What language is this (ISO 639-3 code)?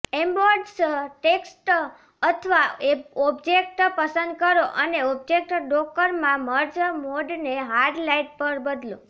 guj